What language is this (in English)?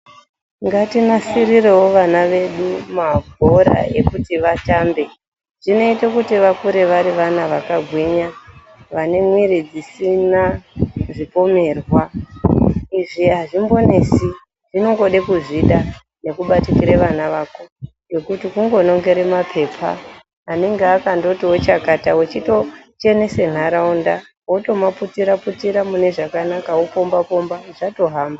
Ndau